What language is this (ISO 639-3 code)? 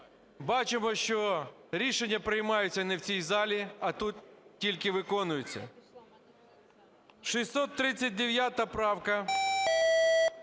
ukr